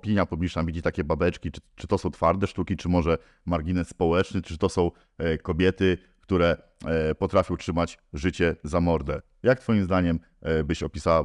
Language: Polish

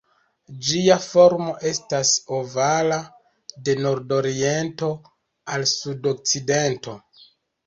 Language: Esperanto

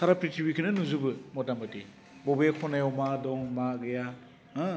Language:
Bodo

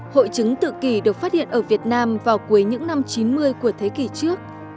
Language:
Vietnamese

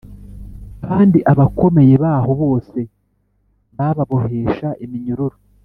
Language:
Kinyarwanda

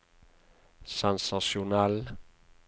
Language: Norwegian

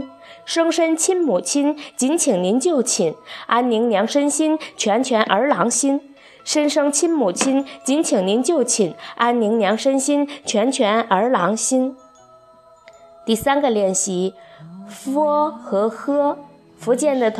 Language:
Chinese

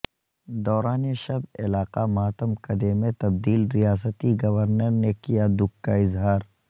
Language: Urdu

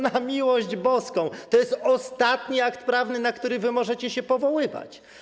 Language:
Polish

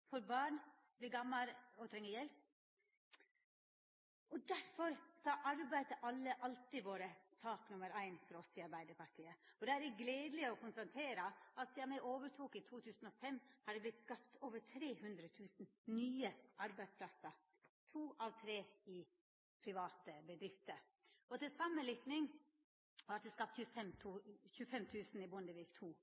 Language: Norwegian Nynorsk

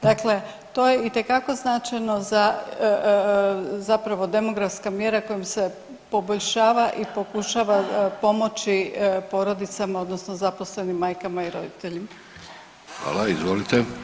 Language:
Croatian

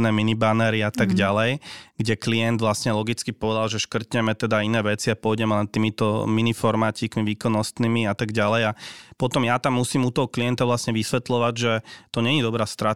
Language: Slovak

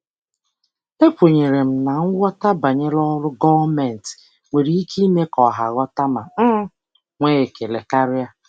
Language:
Igbo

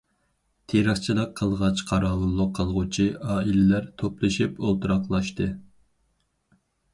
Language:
Uyghur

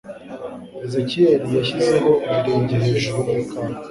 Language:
Kinyarwanda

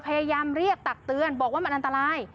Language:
Thai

